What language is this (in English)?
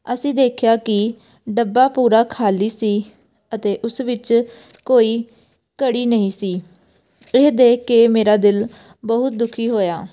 Punjabi